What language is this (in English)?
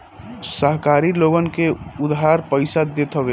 Bhojpuri